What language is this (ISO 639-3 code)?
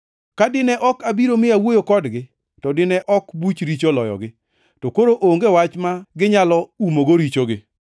luo